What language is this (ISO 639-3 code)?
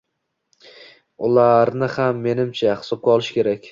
uzb